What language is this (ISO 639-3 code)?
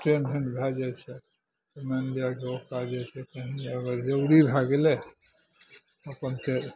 mai